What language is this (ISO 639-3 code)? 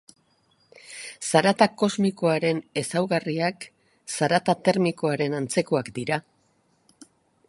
eus